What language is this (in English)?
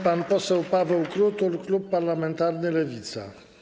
Polish